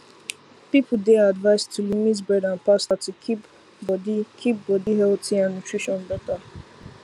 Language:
Nigerian Pidgin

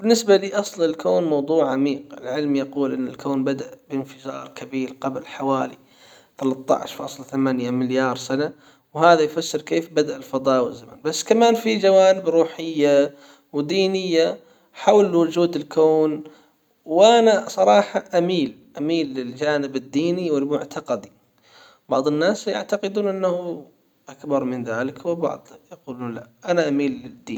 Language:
Hijazi Arabic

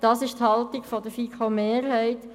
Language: Swiss German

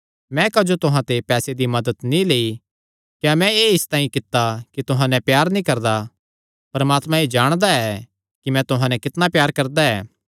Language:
Kangri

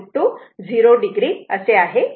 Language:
Marathi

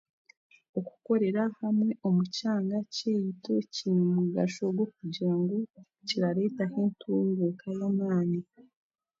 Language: Chiga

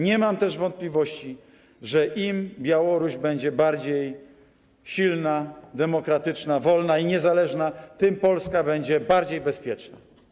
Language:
Polish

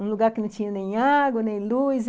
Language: Portuguese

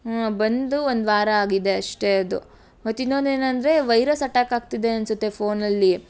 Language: Kannada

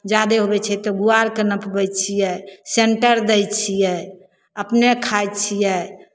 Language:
Maithili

